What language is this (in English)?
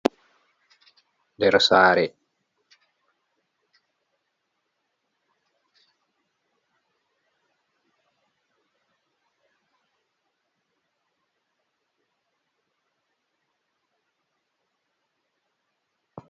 Fula